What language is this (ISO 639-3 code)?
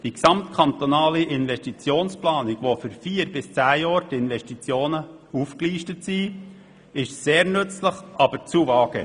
gsw